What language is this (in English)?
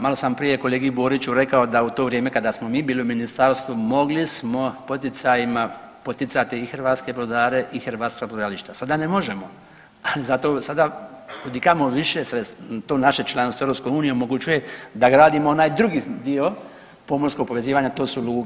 Croatian